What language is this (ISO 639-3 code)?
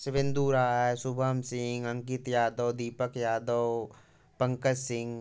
hin